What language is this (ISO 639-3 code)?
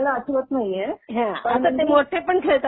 mar